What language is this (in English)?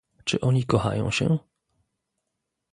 Polish